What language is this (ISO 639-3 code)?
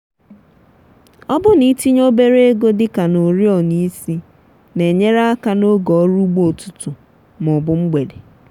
ibo